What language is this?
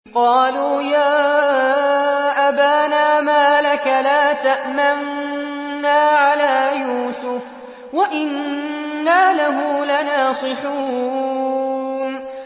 Arabic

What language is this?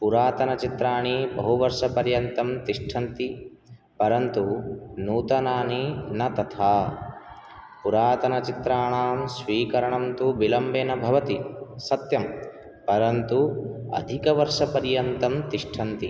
Sanskrit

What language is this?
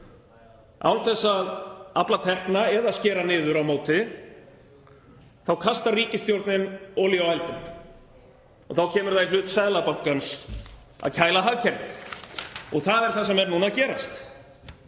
Icelandic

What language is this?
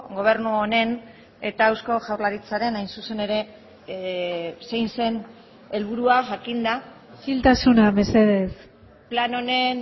Basque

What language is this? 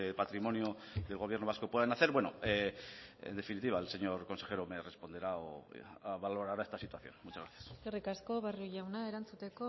Spanish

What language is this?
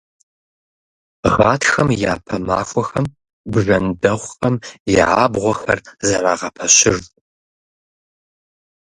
Kabardian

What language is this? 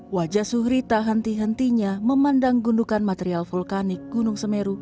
Indonesian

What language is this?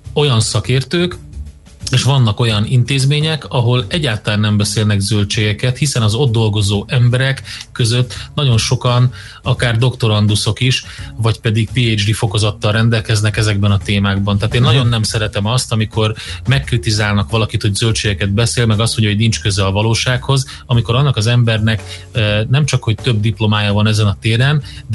Hungarian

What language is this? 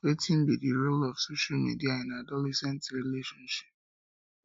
Nigerian Pidgin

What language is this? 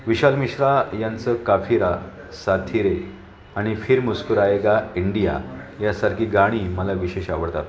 Marathi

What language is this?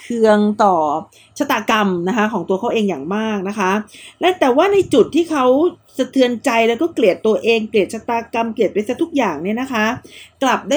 Thai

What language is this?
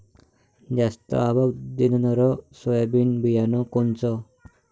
Marathi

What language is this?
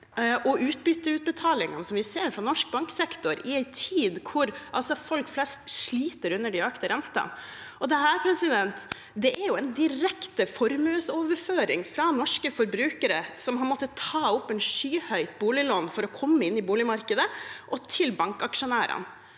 Norwegian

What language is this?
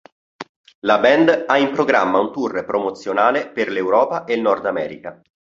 Italian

